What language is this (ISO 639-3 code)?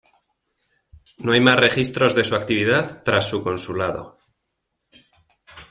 spa